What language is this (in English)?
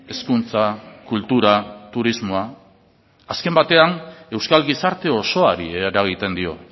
Basque